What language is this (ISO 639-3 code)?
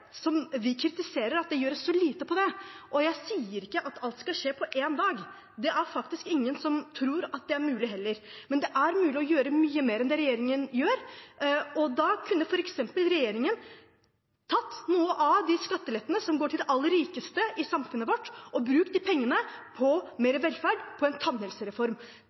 nob